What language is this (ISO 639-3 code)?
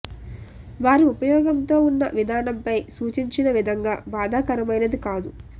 tel